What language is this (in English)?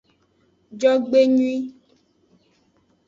Aja (Benin)